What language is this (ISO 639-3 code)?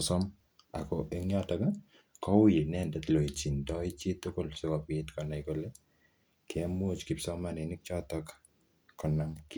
kln